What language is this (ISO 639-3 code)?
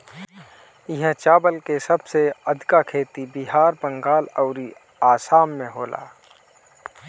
bho